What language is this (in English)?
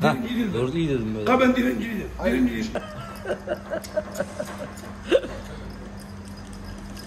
Turkish